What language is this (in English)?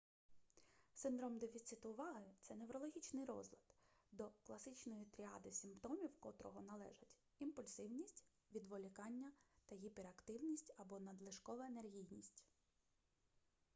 Ukrainian